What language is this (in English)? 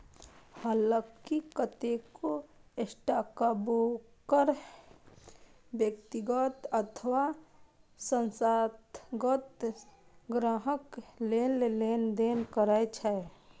Maithili